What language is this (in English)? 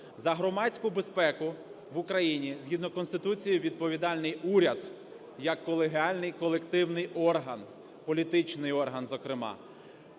Ukrainian